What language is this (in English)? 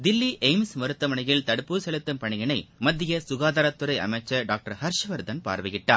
Tamil